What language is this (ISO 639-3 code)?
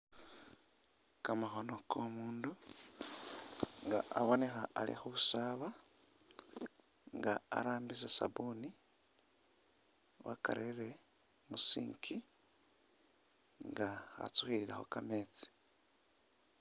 myx